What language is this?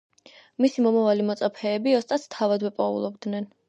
Georgian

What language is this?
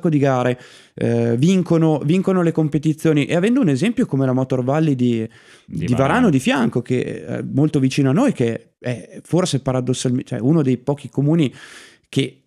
Italian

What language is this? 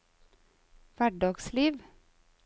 Norwegian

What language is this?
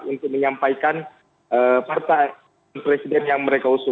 Indonesian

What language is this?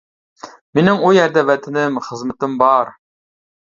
Uyghur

